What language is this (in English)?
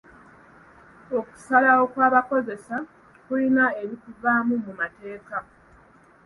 Ganda